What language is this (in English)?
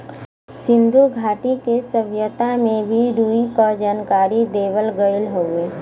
Bhojpuri